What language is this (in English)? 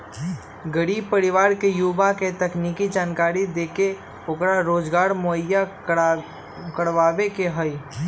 Magahi